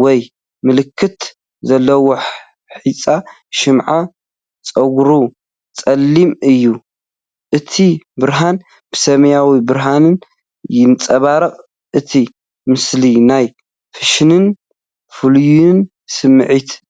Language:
Tigrinya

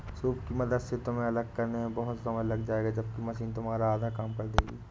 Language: Hindi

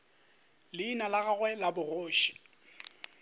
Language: Northern Sotho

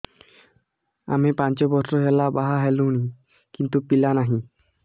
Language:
Odia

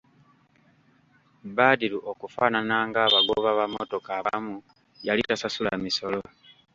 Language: Ganda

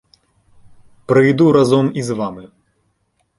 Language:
Ukrainian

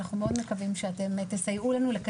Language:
Hebrew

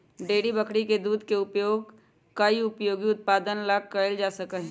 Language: Magahi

